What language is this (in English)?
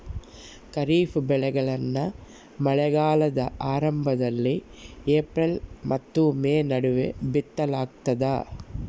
Kannada